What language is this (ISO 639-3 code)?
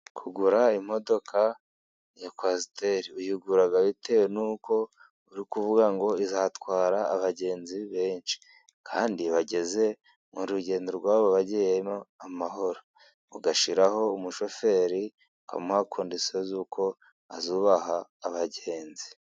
kin